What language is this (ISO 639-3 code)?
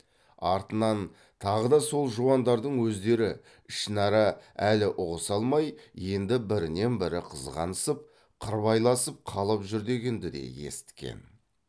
kaz